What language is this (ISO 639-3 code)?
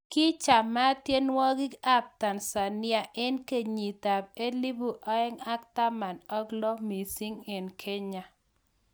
kln